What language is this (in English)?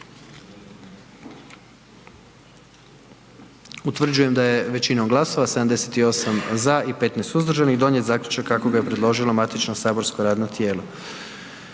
Croatian